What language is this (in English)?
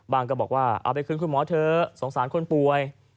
Thai